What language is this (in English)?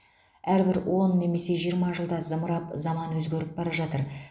Kazakh